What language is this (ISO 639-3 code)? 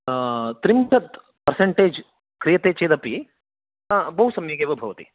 san